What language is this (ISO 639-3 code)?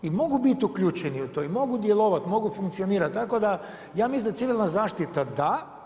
hrv